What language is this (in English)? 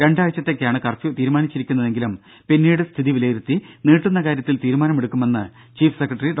Malayalam